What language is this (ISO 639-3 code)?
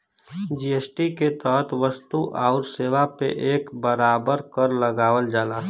bho